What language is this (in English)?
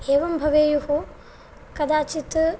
Sanskrit